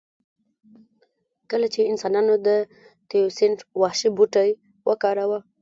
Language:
Pashto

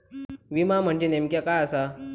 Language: Marathi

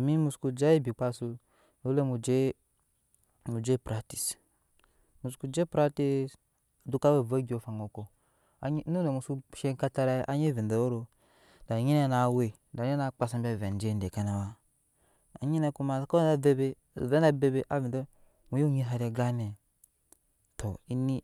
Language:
Nyankpa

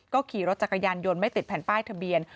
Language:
Thai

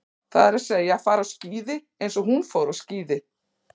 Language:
Icelandic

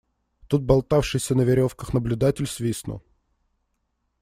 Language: Russian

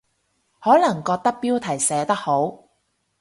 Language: Cantonese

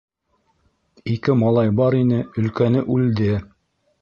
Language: Bashkir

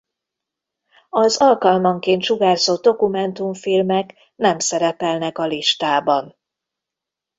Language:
Hungarian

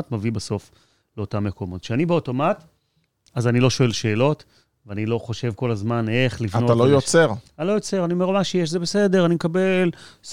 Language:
Hebrew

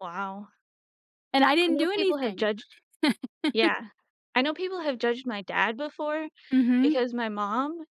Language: English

